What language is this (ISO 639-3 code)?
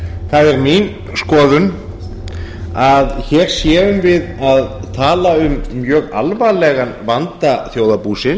isl